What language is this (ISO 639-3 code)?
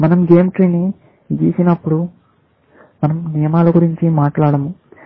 tel